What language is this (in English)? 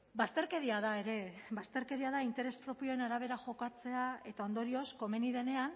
Basque